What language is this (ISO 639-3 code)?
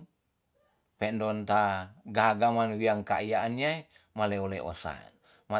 txs